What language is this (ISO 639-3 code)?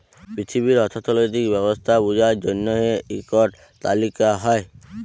ben